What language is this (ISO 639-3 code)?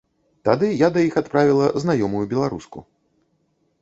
bel